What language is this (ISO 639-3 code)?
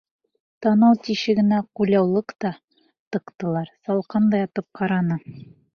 bak